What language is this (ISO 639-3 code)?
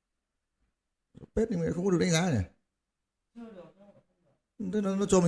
vie